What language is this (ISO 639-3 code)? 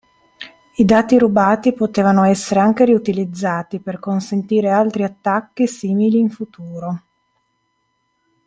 ita